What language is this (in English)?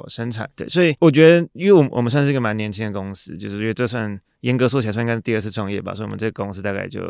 Chinese